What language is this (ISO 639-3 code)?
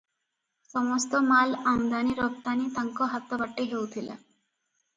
ori